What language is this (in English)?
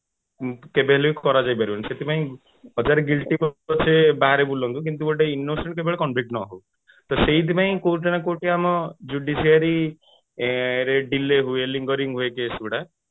Odia